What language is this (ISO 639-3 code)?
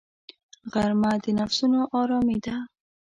pus